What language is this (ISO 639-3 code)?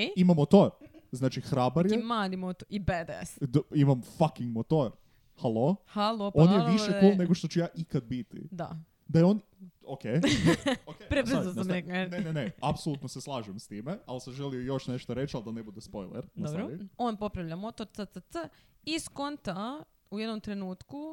hrv